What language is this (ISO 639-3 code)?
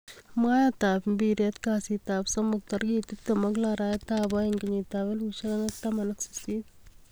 kln